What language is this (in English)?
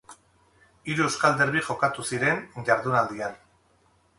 Basque